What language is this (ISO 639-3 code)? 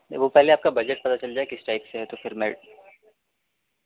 urd